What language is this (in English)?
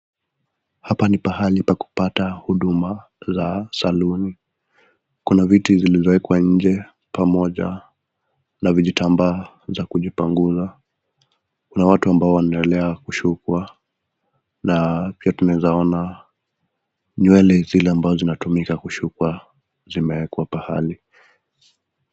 Swahili